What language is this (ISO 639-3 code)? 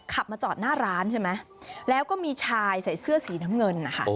tha